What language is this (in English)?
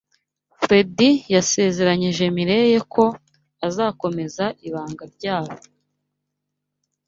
Kinyarwanda